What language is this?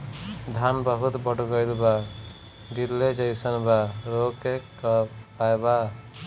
Bhojpuri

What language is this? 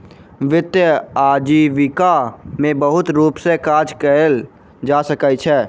Maithili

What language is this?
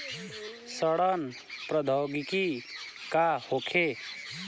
Bhojpuri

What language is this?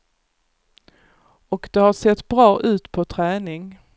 Swedish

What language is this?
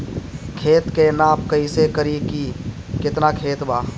Bhojpuri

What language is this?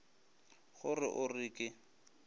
Northern Sotho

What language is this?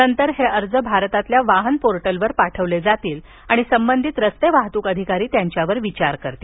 Marathi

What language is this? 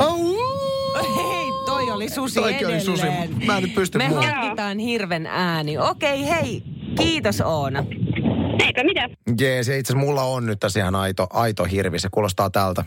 Finnish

